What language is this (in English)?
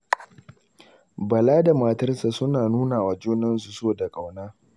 Hausa